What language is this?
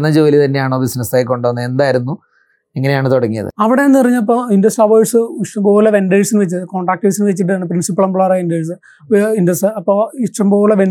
Malayalam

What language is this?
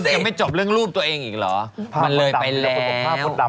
Thai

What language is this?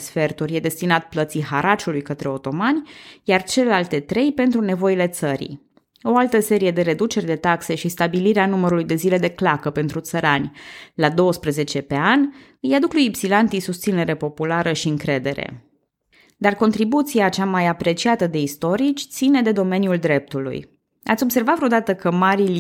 Romanian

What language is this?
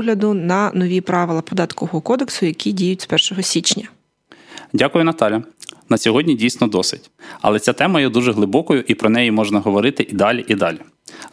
Ukrainian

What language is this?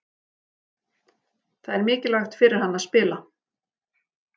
Icelandic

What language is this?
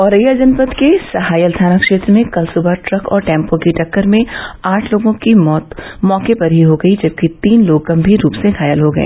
Hindi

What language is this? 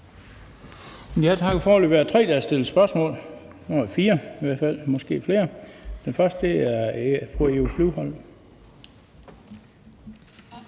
Danish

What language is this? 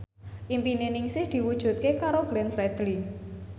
Javanese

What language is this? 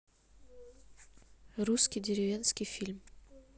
Russian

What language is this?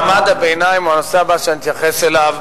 Hebrew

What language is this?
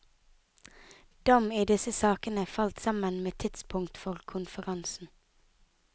Norwegian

